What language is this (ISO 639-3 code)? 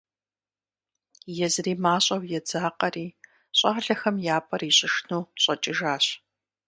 kbd